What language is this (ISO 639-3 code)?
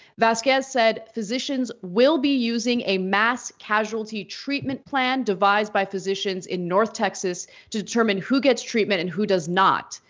eng